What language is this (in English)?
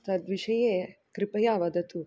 Sanskrit